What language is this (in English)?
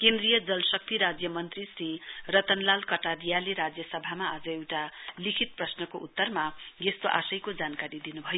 Nepali